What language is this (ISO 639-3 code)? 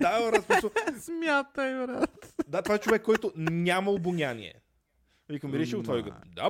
bul